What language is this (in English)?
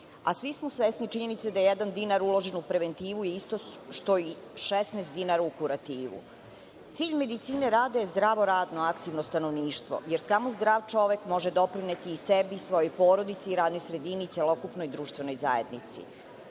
Serbian